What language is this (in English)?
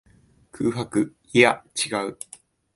Japanese